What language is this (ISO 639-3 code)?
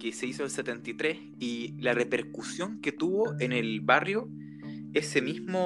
spa